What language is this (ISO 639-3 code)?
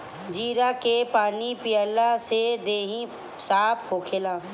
bho